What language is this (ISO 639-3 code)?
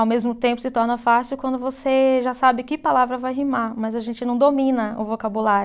por